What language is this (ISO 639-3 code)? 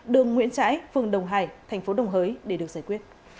vie